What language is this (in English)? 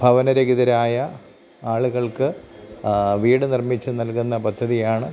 Malayalam